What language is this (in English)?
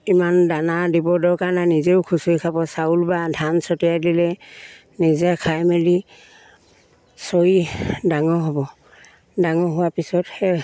Assamese